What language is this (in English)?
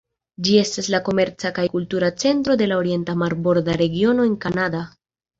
Esperanto